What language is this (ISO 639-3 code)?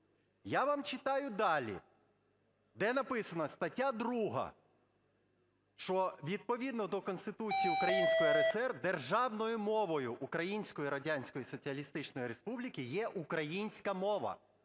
ukr